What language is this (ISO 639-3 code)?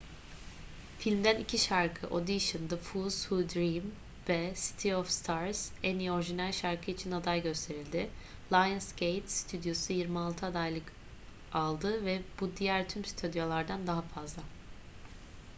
tur